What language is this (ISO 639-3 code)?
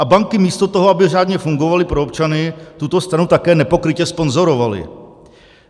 ces